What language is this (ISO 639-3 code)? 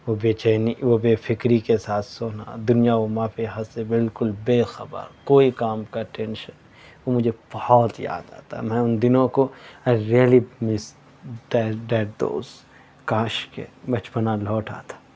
urd